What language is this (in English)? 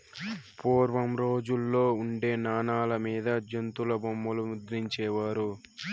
Telugu